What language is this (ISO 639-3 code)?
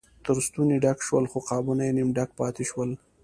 pus